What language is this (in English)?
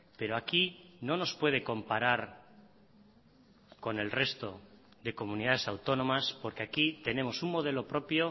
Spanish